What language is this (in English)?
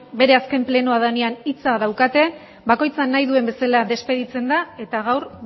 Basque